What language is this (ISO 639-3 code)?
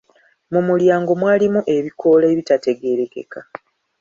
lug